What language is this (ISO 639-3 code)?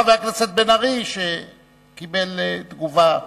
heb